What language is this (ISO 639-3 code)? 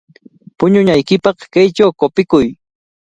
qvl